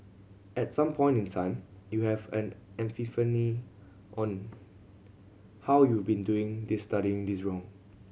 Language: English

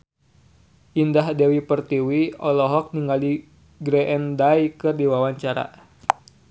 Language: Sundanese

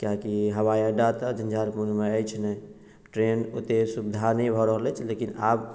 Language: Maithili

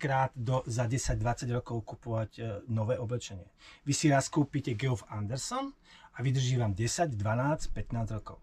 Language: Slovak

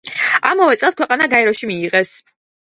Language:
Georgian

